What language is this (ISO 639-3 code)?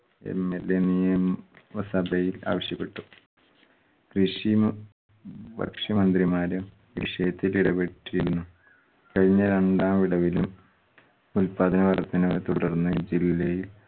mal